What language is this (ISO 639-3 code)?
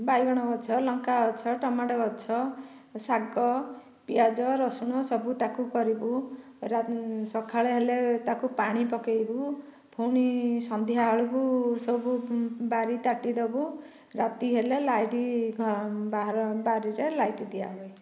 ori